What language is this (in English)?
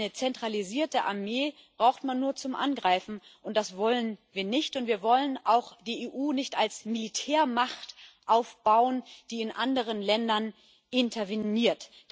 German